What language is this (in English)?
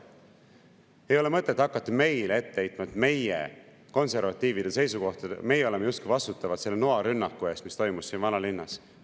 Estonian